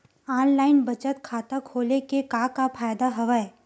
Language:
Chhattisgarhi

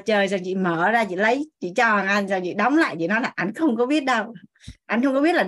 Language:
Vietnamese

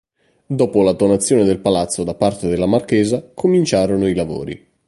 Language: Italian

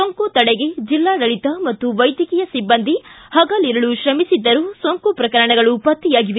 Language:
Kannada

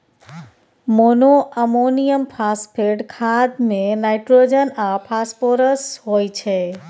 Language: Maithili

